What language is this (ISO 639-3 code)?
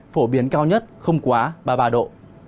vie